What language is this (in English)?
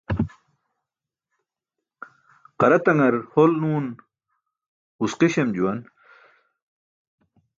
Burushaski